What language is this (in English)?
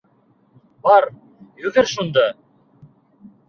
Bashkir